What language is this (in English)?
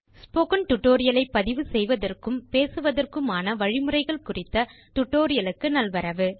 Tamil